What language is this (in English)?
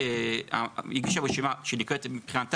Hebrew